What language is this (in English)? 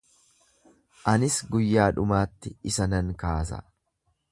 Oromo